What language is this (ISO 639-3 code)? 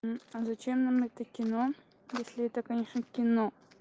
rus